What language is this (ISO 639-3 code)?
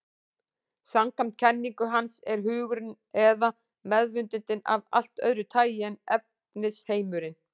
isl